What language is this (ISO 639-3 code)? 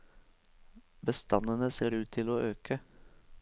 nor